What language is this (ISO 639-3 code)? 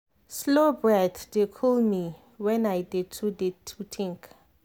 pcm